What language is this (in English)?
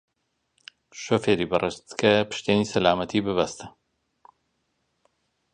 Central Kurdish